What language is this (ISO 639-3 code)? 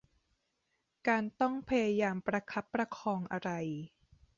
tha